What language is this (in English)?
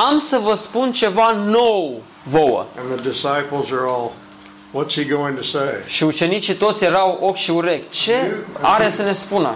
Romanian